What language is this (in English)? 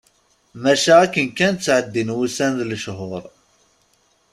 Kabyle